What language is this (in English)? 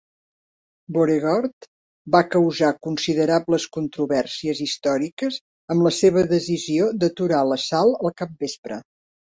Catalan